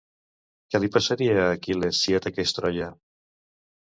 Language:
Catalan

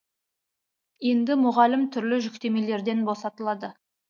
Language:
Kazakh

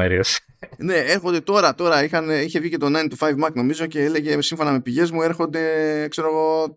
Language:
Greek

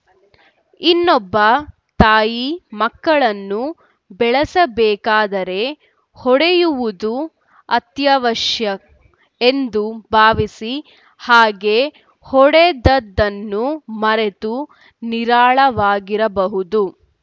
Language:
Kannada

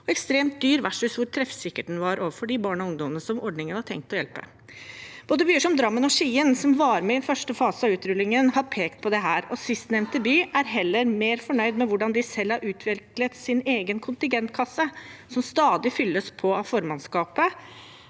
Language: Norwegian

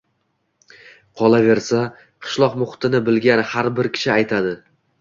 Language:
Uzbek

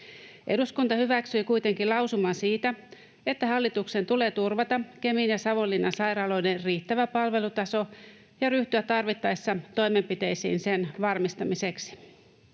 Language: Finnish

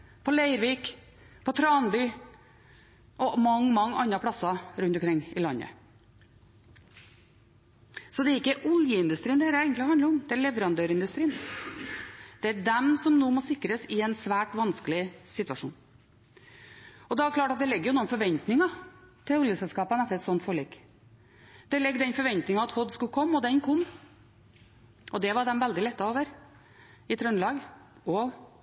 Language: Norwegian Bokmål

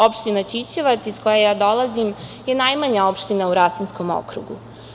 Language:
Serbian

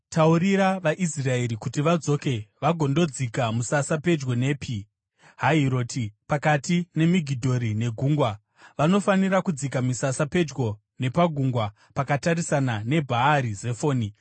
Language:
Shona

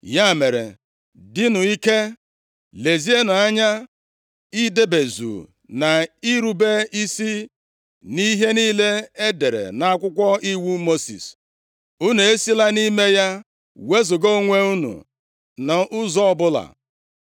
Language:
Igbo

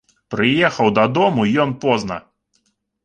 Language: Belarusian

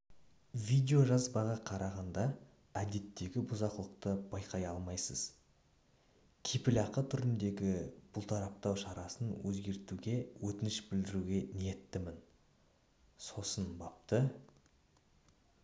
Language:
Kazakh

